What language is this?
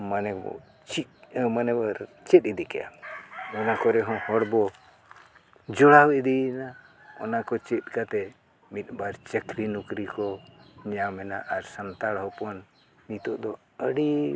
Santali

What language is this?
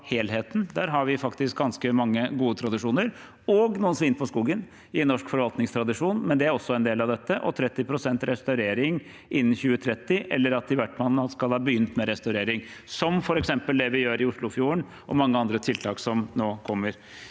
Norwegian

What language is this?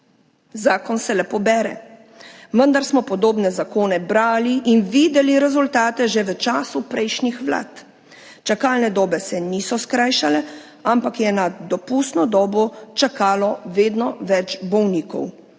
Slovenian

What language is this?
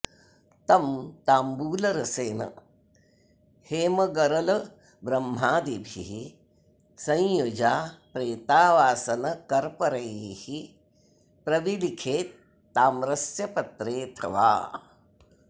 Sanskrit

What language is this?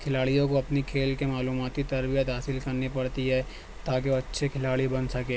Urdu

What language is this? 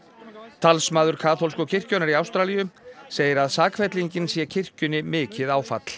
Icelandic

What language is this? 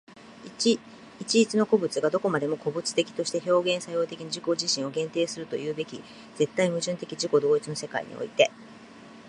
Japanese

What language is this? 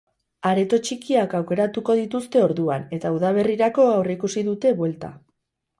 Basque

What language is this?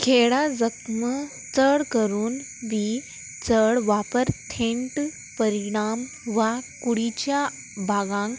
Konkani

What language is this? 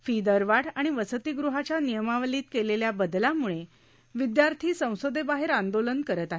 Marathi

